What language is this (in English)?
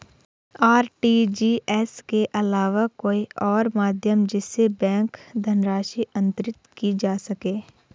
Hindi